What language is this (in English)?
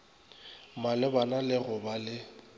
Northern Sotho